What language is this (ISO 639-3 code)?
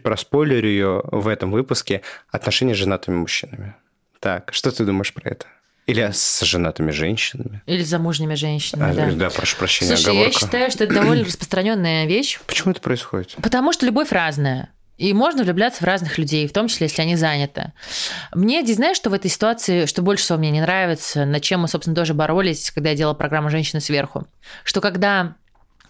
rus